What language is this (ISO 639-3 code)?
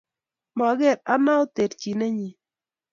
kln